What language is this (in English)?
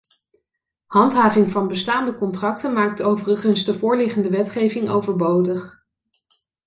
Dutch